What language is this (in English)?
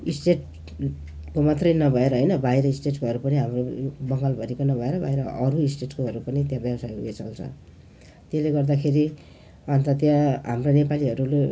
Nepali